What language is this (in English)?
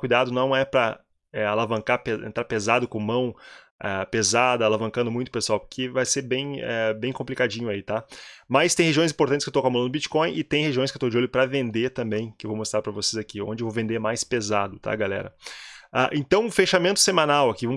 Portuguese